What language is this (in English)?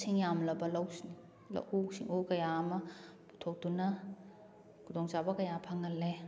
Manipuri